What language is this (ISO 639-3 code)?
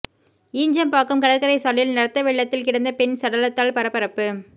tam